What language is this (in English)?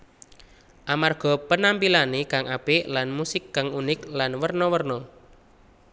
Javanese